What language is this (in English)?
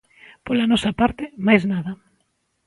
Galician